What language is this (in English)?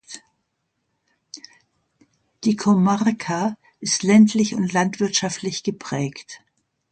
German